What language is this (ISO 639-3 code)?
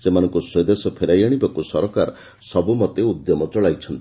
ori